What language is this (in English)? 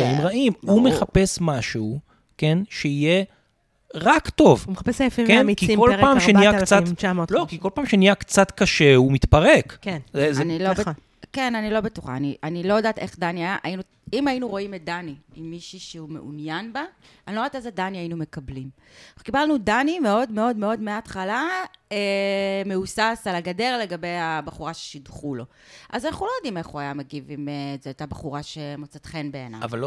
Hebrew